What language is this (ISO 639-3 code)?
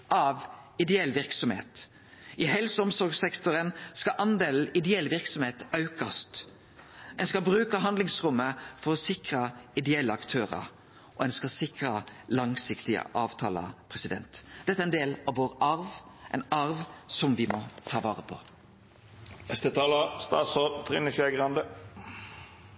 nno